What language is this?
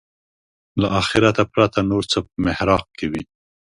Pashto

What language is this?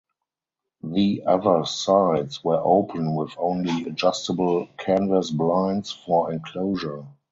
English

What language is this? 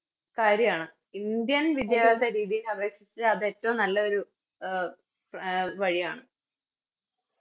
Malayalam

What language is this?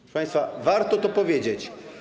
Polish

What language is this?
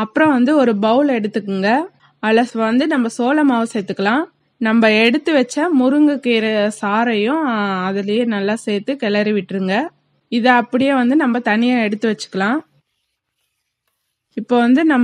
English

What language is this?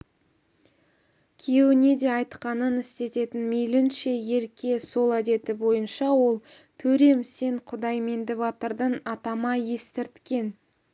Kazakh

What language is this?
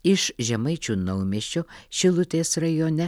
Lithuanian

